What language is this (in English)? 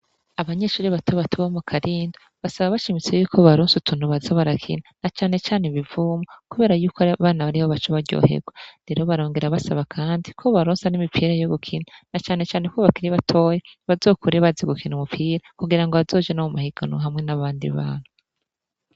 Rundi